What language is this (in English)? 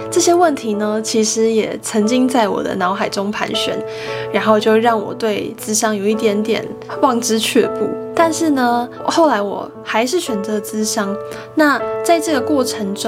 Chinese